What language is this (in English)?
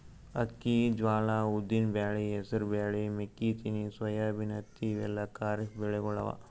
Kannada